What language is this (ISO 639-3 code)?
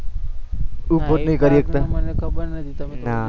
guj